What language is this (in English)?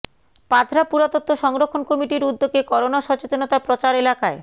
Bangla